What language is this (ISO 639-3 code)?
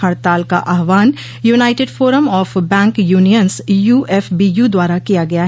hin